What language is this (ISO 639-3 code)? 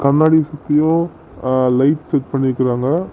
tam